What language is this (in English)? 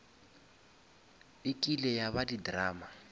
Northern Sotho